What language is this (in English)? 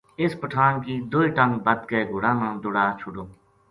Gujari